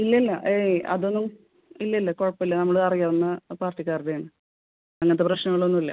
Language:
Malayalam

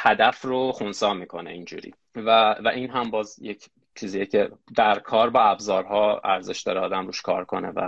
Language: Persian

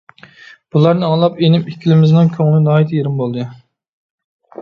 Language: Uyghur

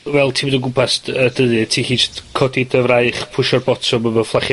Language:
Welsh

